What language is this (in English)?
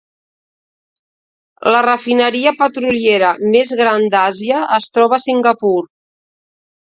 Catalan